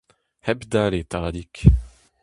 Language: Breton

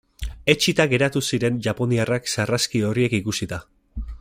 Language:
Basque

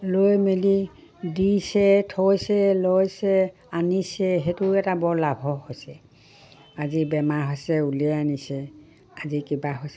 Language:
Assamese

